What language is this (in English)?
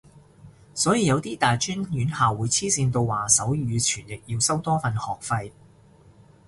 Cantonese